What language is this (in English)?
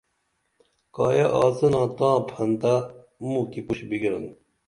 Dameli